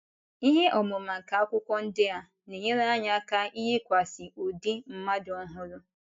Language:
Igbo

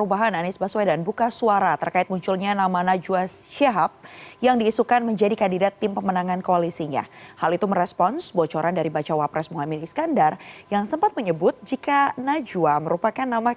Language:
Indonesian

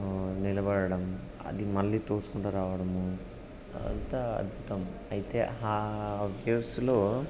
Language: Telugu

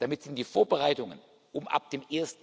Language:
German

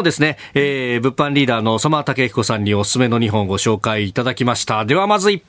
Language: Japanese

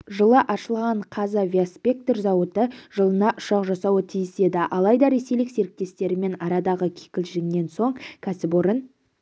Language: Kazakh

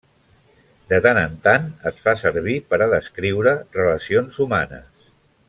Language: Catalan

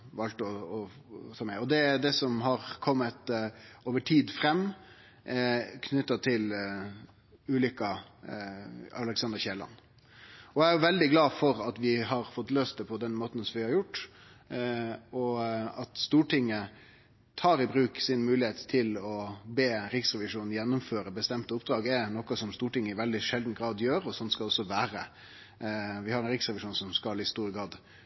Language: Norwegian Nynorsk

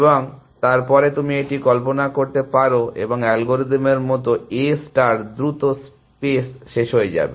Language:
Bangla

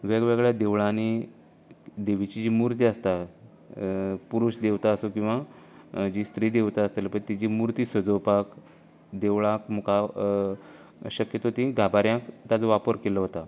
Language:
Konkani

